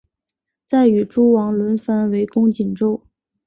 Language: Chinese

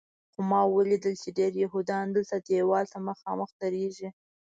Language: Pashto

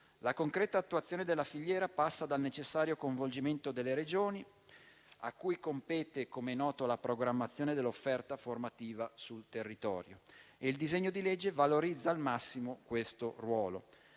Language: Italian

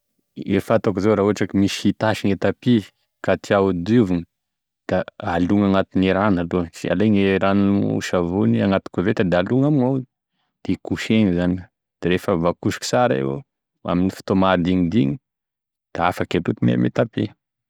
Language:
Tesaka Malagasy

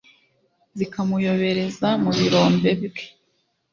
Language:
Kinyarwanda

